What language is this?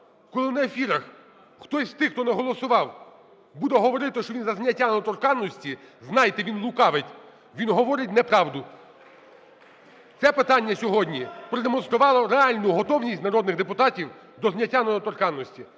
Ukrainian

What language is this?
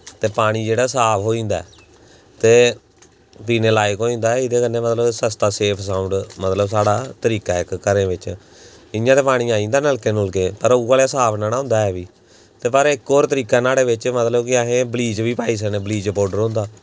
Dogri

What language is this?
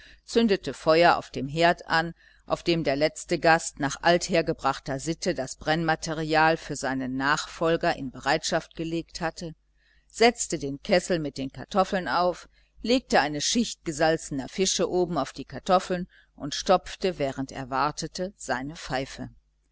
German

